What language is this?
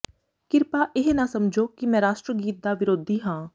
Punjabi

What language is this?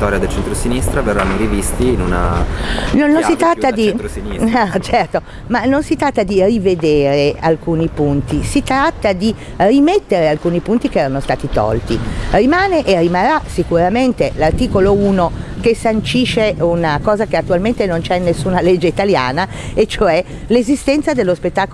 Italian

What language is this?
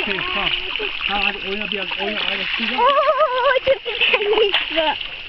Turkish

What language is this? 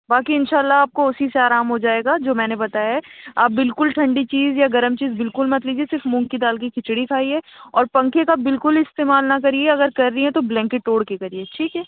Urdu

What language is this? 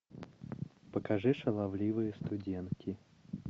Russian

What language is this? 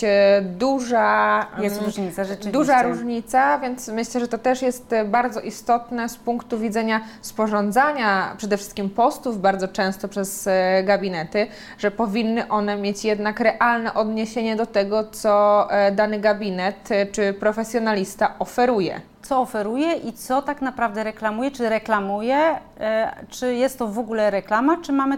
Polish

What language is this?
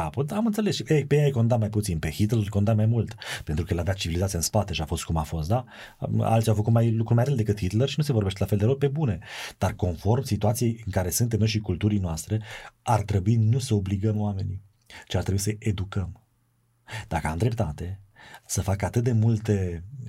Romanian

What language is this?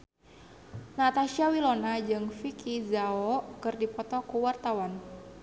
Sundanese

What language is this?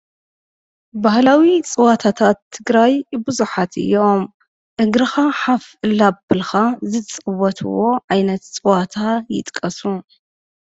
Tigrinya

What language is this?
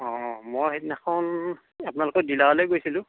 Assamese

